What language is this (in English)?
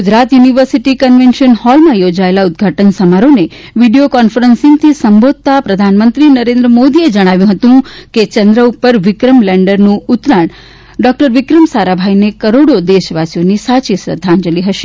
Gujarati